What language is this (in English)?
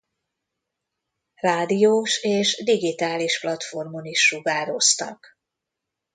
Hungarian